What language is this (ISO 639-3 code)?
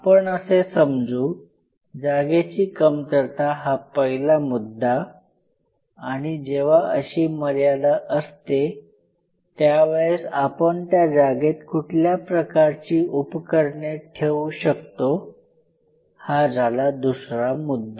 mar